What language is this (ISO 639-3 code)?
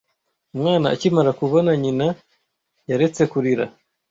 kin